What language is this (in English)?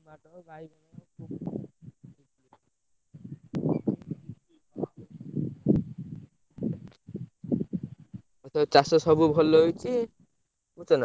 Odia